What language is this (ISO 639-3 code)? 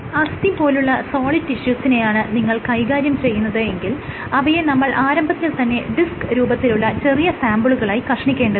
mal